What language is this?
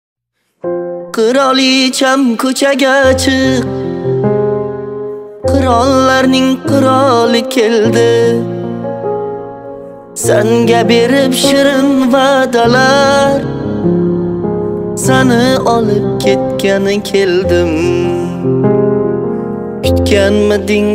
Turkish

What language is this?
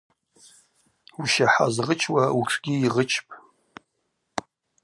Abaza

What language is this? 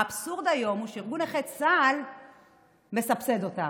Hebrew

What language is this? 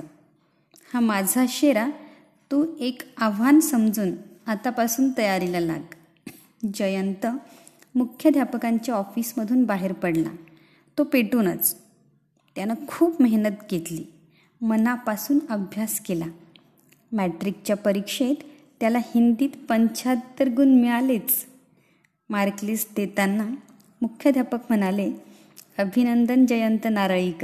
Marathi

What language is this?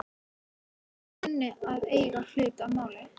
Icelandic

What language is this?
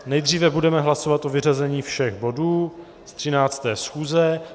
Czech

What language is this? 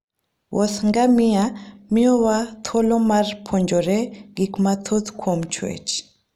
Luo (Kenya and Tanzania)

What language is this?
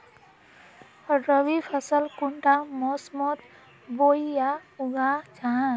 Magahi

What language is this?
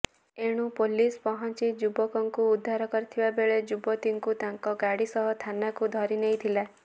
Odia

